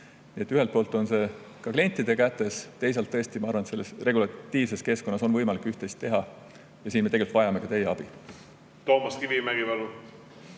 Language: Estonian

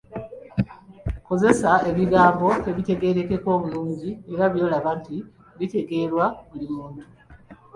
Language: Ganda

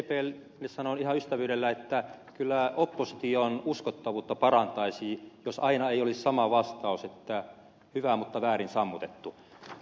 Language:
Finnish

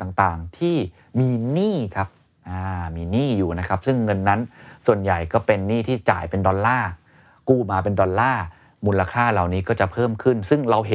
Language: Thai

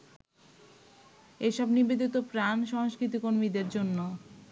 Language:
Bangla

